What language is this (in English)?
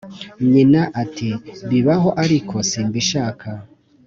Kinyarwanda